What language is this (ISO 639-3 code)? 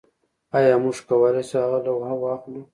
pus